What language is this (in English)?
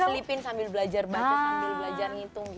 Indonesian